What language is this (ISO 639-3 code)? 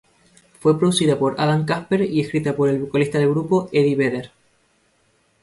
spa